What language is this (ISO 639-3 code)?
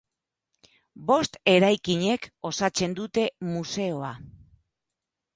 eus